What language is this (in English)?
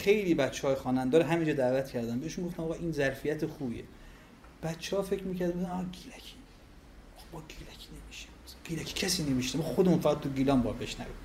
Persian